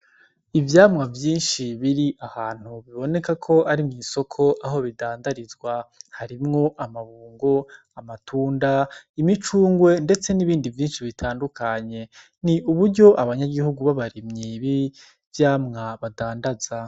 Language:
Rundi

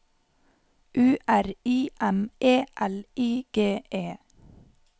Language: Norwegian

